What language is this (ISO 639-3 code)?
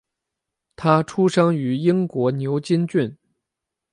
zho